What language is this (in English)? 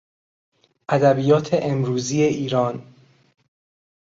Persian